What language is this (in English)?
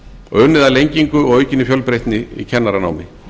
Icelandic